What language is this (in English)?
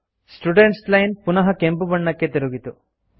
Kannada